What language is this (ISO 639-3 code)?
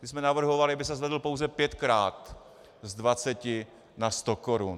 ces